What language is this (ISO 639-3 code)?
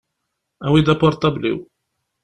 kab